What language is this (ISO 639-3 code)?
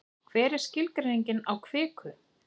isl